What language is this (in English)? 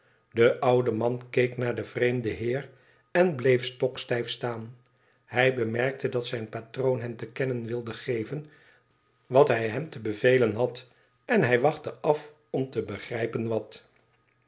Dutch